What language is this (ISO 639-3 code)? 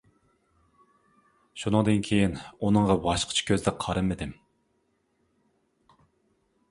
uig